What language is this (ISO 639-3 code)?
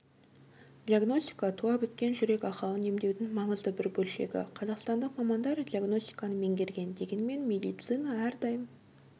kaz